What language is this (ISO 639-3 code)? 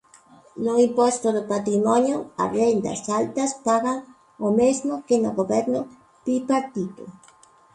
glg